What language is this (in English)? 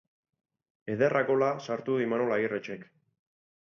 Basque